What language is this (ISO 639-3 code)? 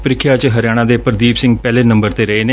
pan